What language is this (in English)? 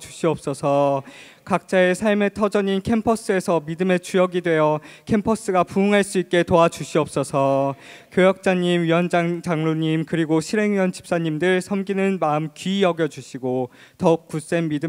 Korean